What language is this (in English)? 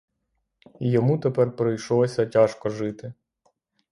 Ukrainian